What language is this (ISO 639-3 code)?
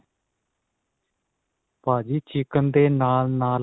pan